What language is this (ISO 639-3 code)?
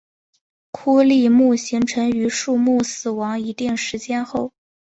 zho